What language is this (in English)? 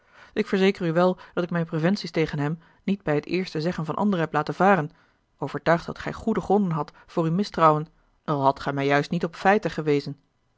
Dutch